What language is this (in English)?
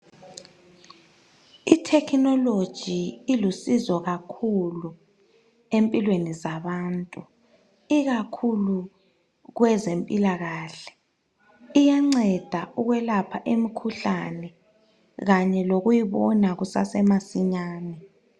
North Ndebele